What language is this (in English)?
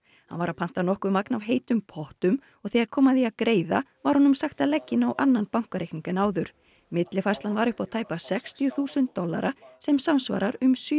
Icelandic